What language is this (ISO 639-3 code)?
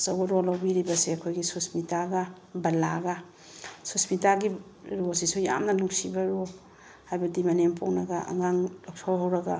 mni